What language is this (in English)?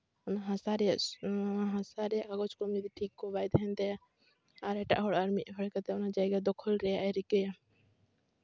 Santali